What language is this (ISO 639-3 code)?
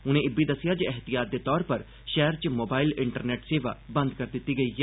doi